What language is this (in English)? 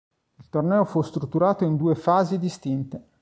Italian